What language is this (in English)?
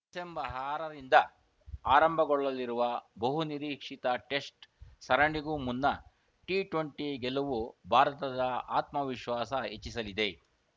Kannada